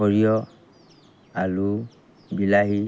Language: Assamese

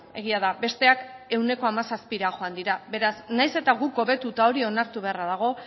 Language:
Basque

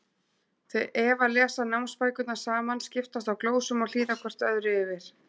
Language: Icelandic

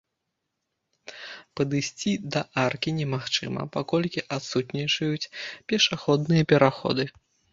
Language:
Belarusian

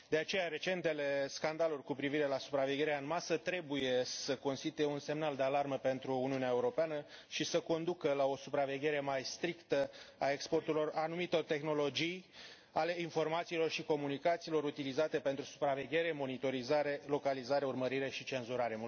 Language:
Romanian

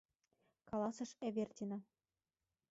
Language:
Mari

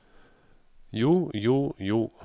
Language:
Norwegian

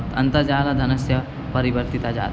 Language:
Sanskrit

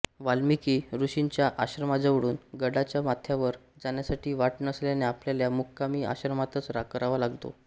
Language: Marathi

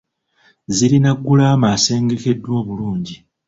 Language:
Ganda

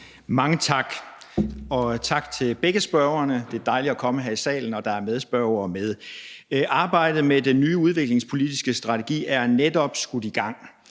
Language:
Danish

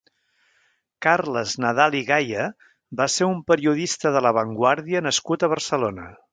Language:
Catalan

